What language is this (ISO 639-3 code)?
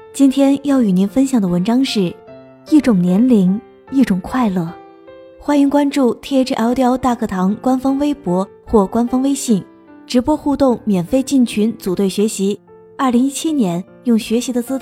zho